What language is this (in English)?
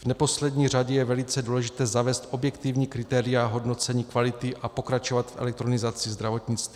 Czech